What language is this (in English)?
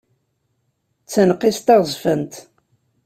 Kabyle